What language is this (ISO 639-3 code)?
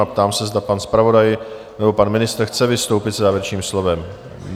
ces